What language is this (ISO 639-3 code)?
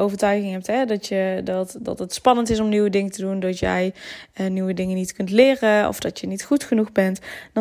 nld